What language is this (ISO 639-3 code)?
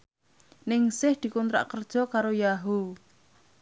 jav